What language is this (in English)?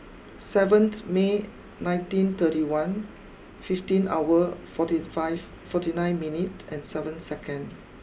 English